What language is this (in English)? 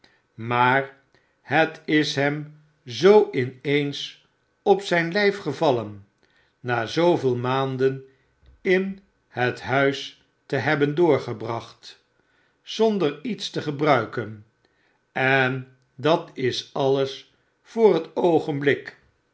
Dutch